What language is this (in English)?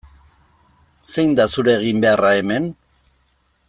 Basque